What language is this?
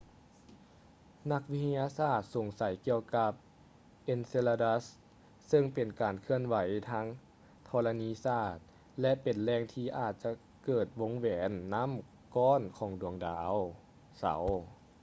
Lao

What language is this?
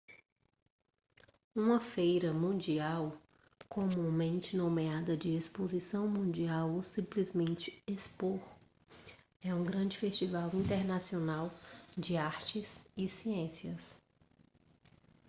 Portuguese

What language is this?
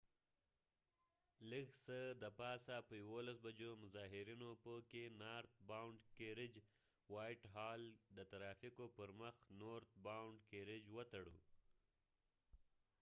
Pashto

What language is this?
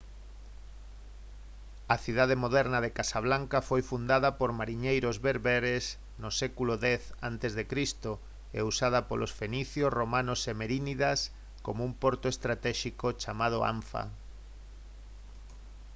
Galician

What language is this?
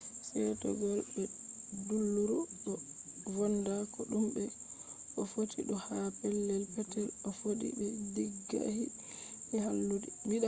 Fula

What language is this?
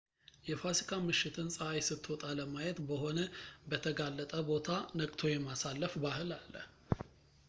Amharic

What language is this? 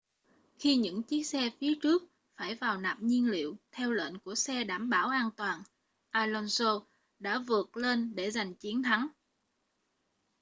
Vietnamese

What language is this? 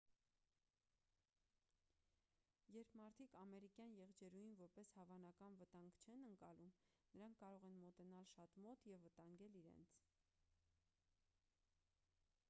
Armenian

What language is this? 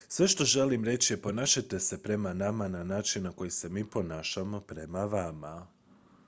Croatian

